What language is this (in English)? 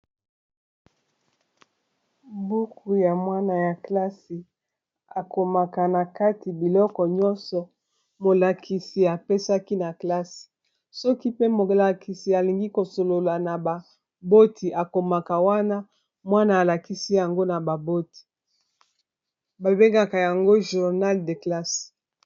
Lingala